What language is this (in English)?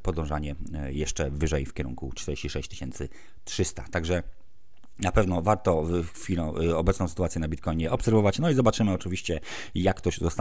Polish